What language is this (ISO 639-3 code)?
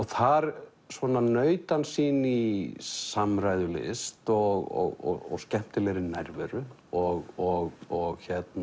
isl